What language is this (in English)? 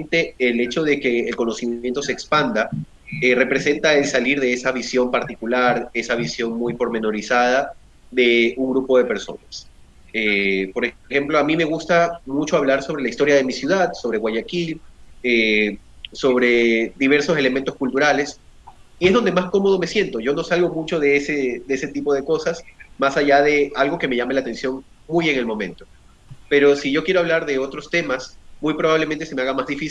Spanish